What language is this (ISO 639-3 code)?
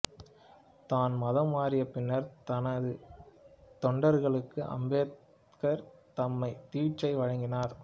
tam